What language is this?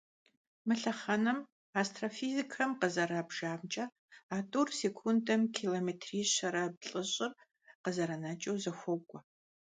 Kabardian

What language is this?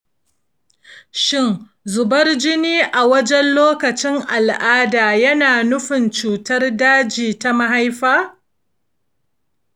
Hausa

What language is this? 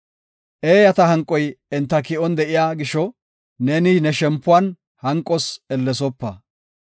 Gofa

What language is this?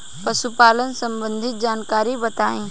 Bhojpuri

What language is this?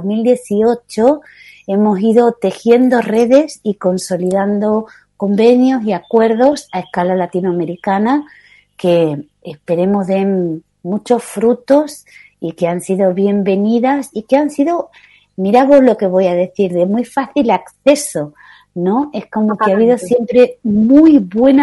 Spanish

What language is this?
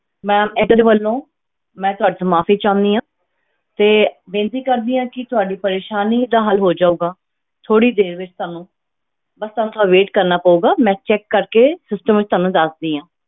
Punjabi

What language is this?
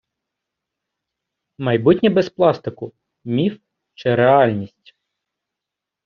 Ukrainian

